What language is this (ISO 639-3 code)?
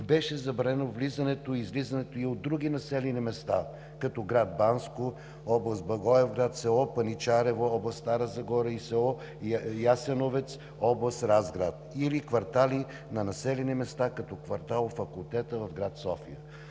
bul